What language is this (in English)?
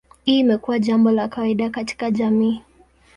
Swahili